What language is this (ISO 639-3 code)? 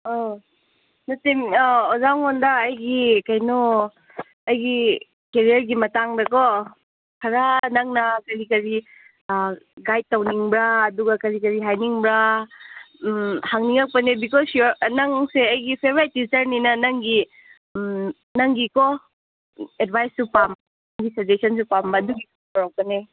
mni